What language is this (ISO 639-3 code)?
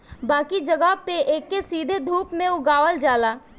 bho